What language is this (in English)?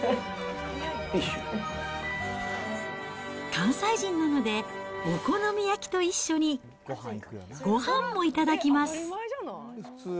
Japanese